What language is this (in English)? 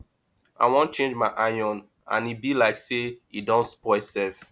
Nigerian Pidgin